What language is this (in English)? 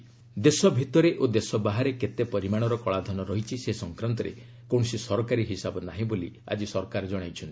Odia